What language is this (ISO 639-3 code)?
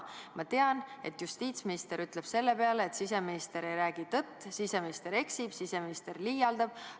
est